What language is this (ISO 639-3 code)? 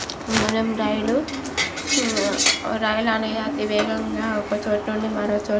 tel